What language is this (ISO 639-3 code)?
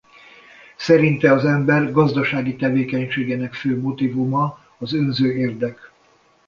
hun